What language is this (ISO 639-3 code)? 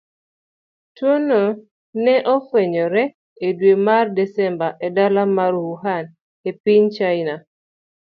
luo